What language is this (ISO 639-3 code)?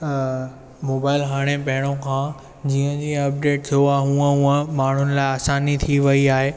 snd